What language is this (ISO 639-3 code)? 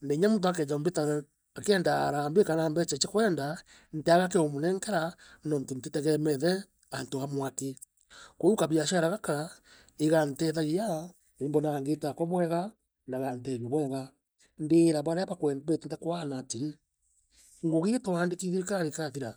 mer